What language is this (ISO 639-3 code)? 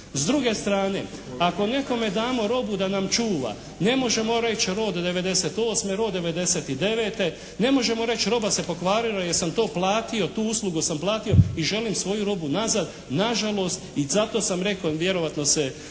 hrv